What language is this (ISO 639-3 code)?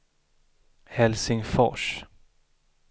swe